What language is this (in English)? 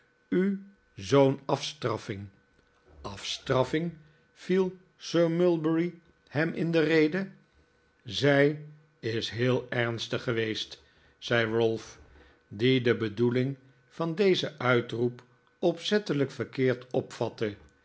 Dutch